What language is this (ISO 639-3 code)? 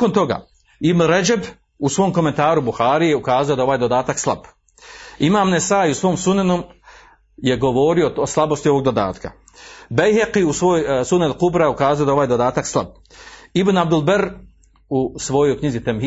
hrv